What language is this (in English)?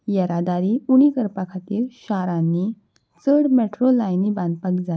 Konkani